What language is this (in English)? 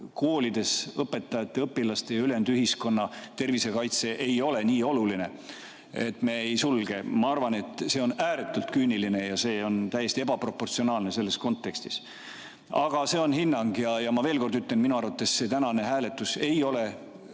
Estonian